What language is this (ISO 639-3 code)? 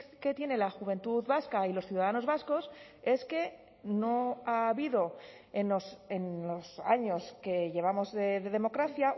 spa